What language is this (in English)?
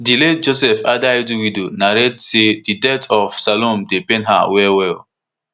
Nigerian Pidgin